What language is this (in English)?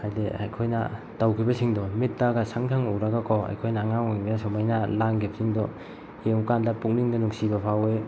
Manipuri